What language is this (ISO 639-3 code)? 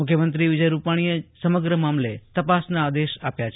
guj